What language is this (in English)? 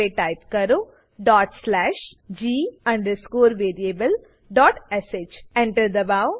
Gujarati